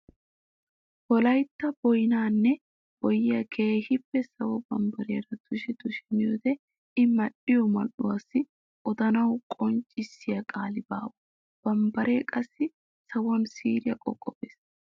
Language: Wolaytta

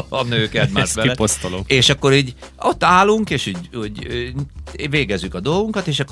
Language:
Hungarian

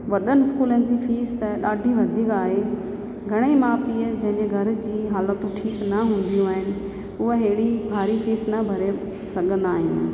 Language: Sindhi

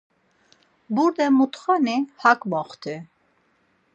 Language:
Laz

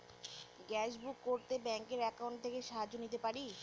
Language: Bangla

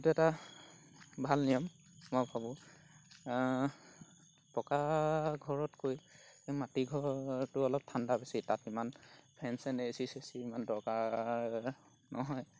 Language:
Assamese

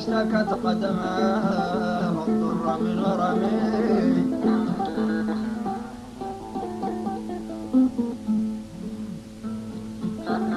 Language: Arabic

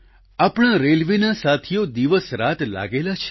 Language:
Gujarati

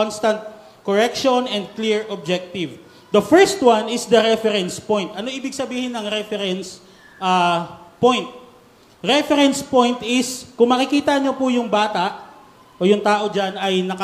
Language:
Filipino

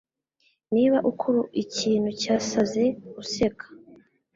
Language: Kinyarwanda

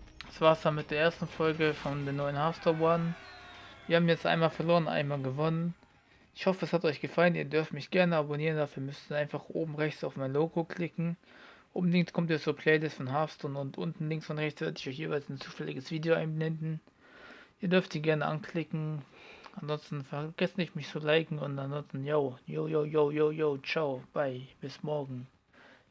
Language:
German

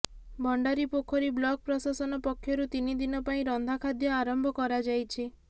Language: Odia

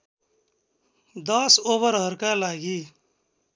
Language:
Nepali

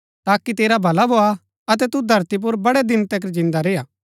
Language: Gaddi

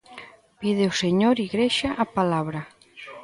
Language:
Galician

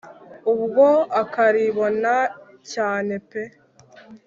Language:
Kinyarwanda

